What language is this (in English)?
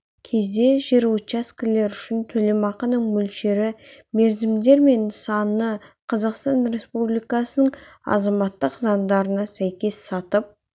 Kazakh